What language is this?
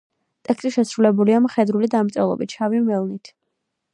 Georgian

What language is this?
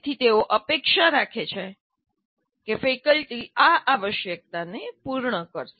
Gujarati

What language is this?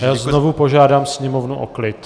Czech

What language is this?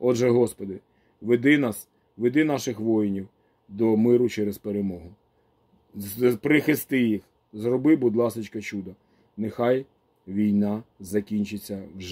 Ukrainian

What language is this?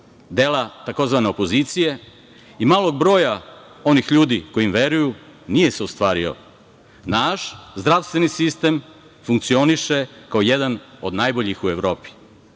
Serbian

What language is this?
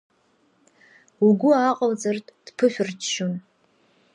Abkhazian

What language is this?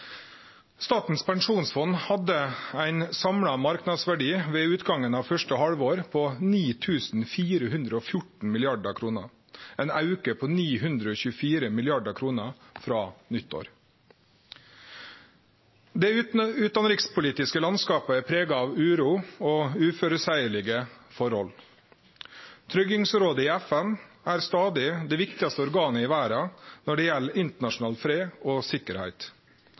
Norwegian Nynorsk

